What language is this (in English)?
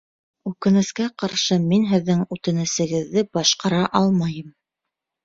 Bashkir